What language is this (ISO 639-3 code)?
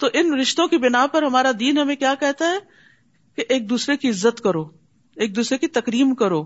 urd